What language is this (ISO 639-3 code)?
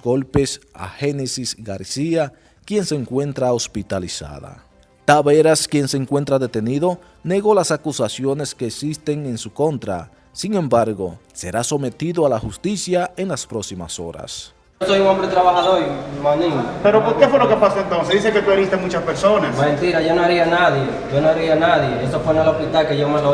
spa